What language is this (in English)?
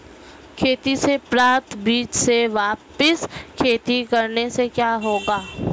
Hindi